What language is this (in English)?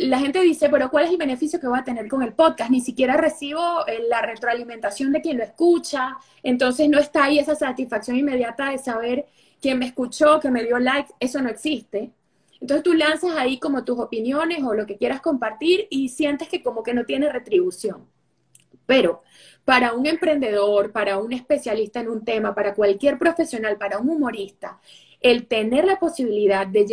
Spanish